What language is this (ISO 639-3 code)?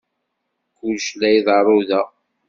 kab